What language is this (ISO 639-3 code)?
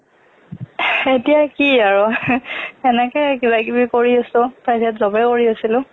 asm